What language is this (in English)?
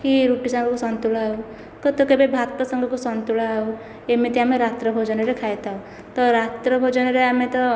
Odia